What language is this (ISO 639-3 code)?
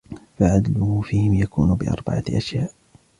ara